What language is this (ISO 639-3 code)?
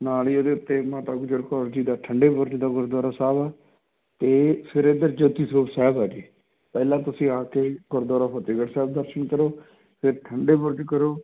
pan